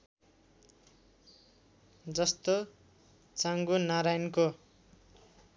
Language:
Nepali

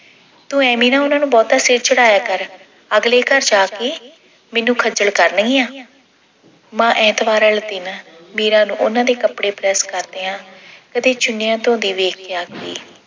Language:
Punjabi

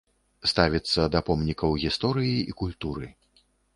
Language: Belarusian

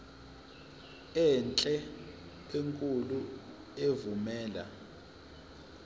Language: Zulu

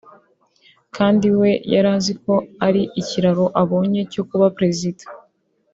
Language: Kinyarwanda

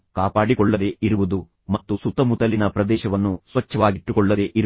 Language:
Kannada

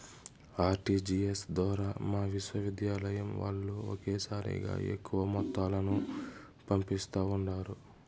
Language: Telugu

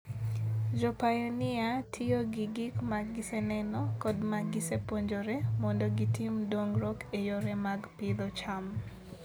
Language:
Luo (Kenya and Tanzania)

